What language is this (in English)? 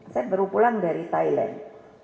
Indonesian